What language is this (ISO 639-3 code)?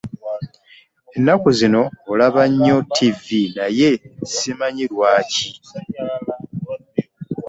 lug